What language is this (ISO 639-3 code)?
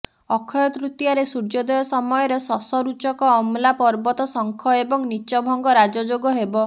ori